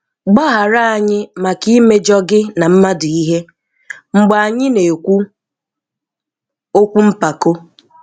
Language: Igbo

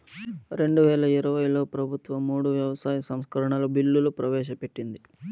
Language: Telugu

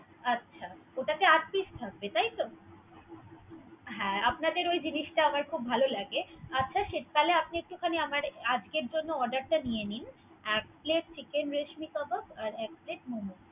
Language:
Bangla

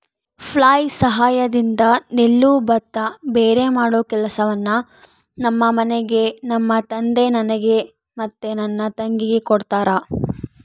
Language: Kannada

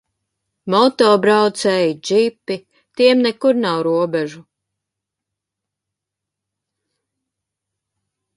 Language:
Latvian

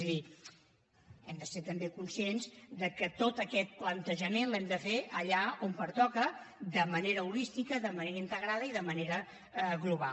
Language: Catalan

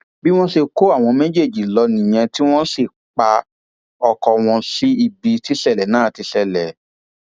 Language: Yoruba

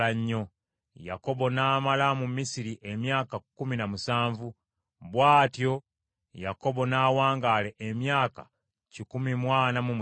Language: Ganda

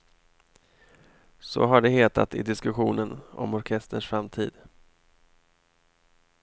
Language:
Swedish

